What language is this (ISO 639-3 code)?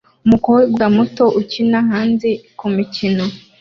kin